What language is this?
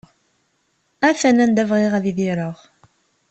Kabyle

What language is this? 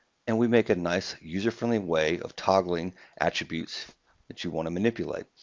English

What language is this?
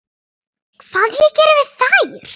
Icelandic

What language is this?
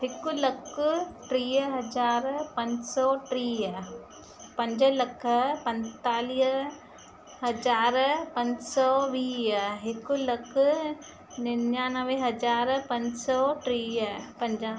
Sindhi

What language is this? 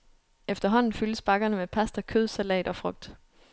Danish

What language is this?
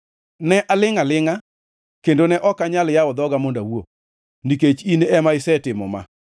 Luo (Kenya and Tanzania)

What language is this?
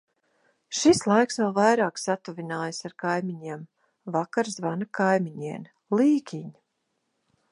Latvian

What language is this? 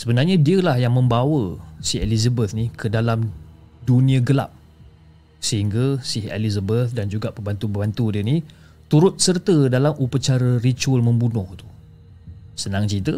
Malay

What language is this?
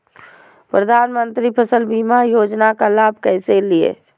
Magahi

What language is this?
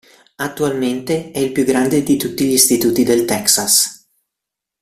Italian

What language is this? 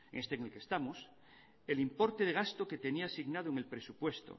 Spanish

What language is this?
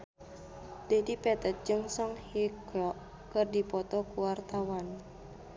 Sundanese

